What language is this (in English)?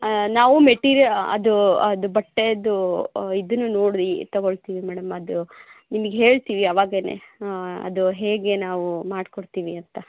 Kannada